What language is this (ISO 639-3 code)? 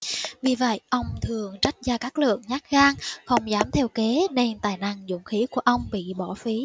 vie